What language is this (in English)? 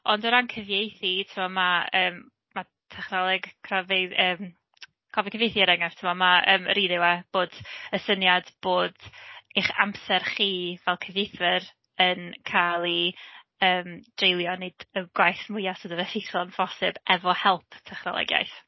Welsh